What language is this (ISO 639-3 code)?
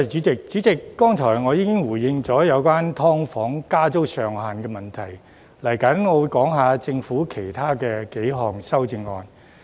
yue